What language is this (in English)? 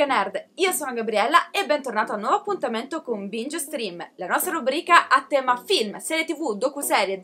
Italian